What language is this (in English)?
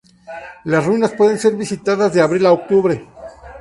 Spanish